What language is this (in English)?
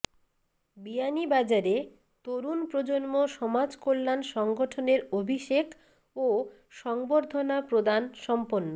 Bangla